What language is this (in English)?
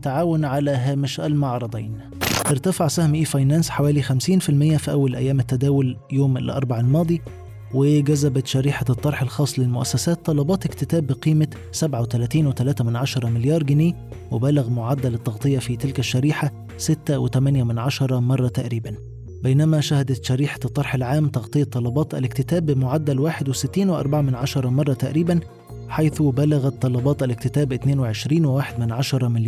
Arabic